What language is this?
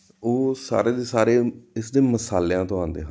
Punjabi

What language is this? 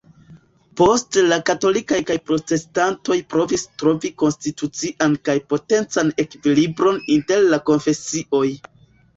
Esperanto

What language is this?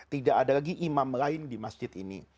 Indonesian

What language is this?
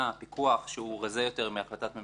Hebrew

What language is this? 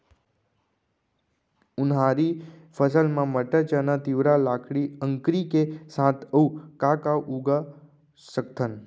Chhattisgarhi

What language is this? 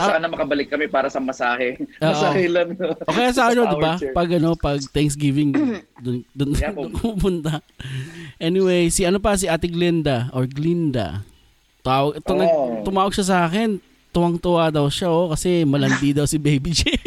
Filipino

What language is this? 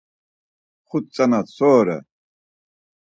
Laz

